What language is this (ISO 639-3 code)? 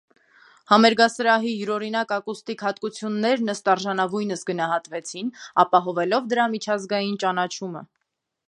hye